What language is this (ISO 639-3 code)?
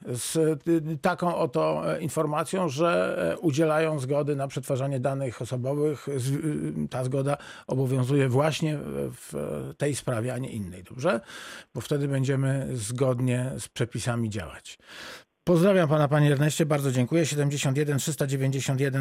pol